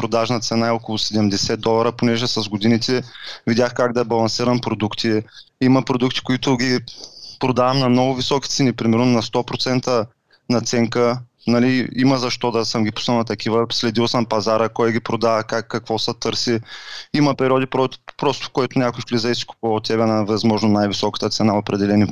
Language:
Bulgarian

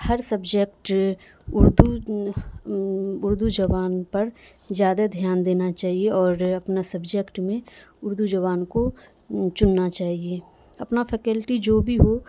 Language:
Urdu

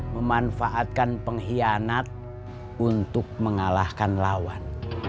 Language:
Indonesian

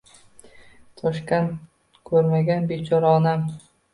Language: Uzbek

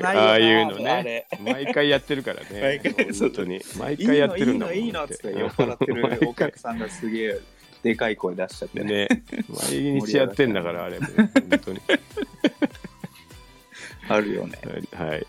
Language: Japanese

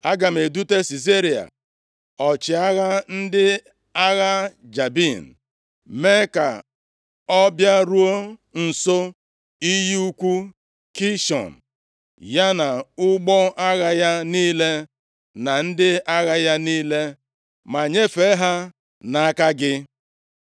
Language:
Igbo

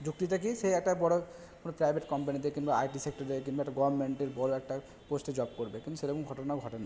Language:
Bangla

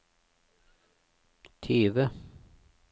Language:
Norwegian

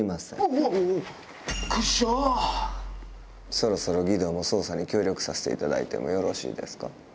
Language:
Japanese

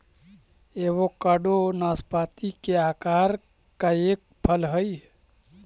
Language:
Magahi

